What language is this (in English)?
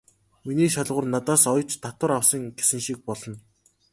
Mongolian